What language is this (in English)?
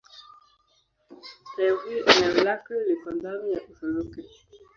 Swahili